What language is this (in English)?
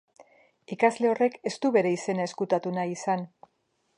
Basque